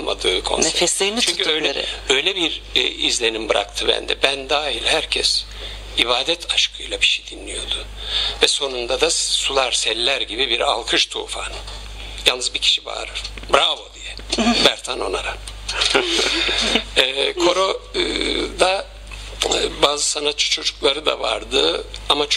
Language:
Turkish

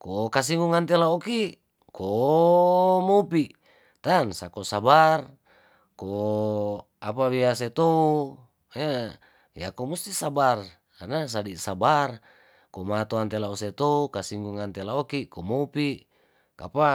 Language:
Tondano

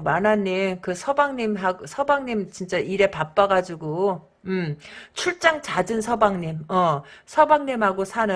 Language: Korean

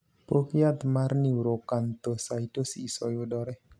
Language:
Luo (Kenya and Tanzania)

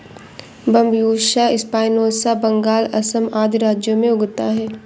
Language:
Hindi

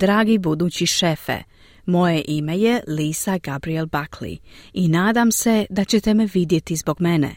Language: Croatian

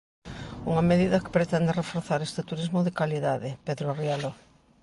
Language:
Galician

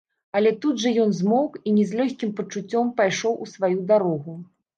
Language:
Belarusian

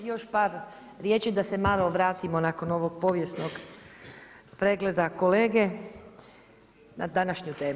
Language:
Croatian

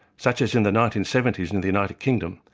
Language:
English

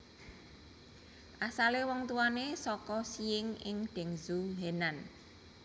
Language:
Javanese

